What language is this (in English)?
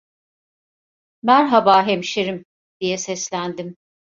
Turkish